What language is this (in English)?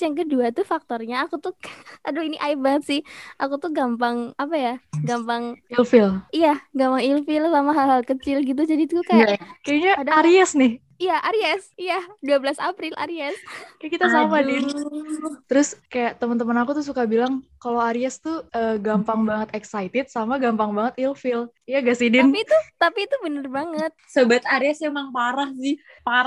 Indonesian